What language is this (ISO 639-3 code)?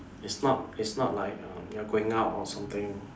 eng